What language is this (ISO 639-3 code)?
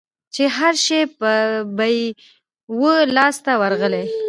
pus